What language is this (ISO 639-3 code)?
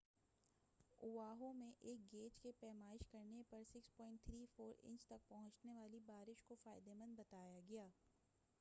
urd